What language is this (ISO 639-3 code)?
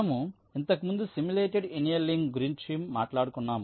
tel